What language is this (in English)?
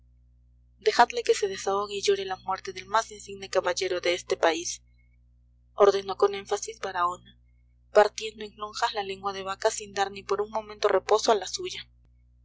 Spanish